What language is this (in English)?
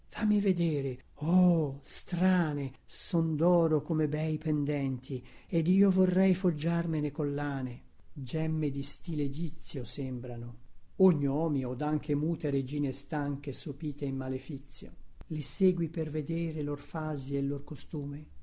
Italian